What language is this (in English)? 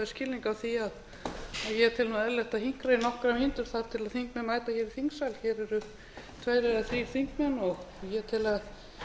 Icelandic